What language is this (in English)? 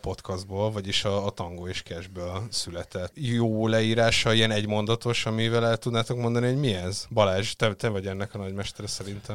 Hungarian